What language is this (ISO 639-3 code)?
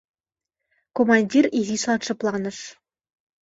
chm